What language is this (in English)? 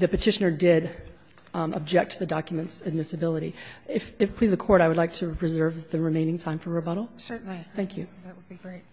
English